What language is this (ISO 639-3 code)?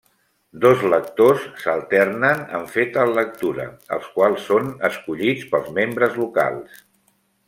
cat